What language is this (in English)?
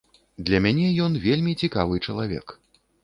Belarusian